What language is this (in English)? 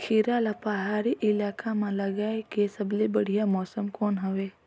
Chhattisgarhi